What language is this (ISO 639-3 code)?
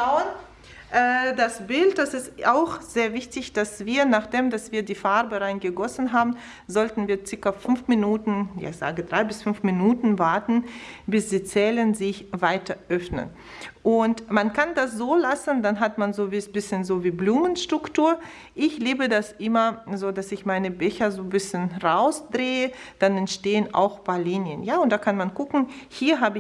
deu